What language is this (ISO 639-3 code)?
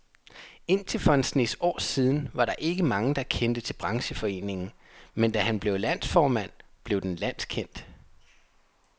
dan